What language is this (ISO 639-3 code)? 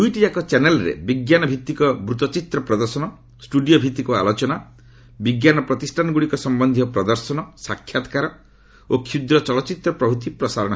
ori